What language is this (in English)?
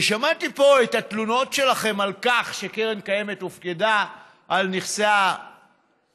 Hebrew